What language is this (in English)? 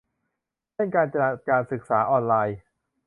Thai